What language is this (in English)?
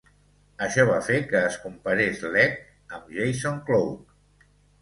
Catalan